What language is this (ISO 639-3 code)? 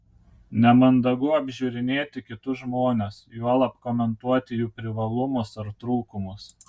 lit